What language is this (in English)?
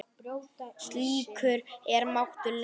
Icelandic